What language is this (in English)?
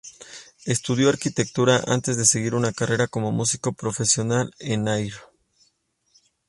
Spanish